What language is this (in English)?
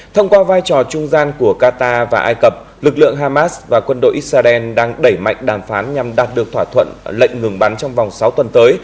Vietnamese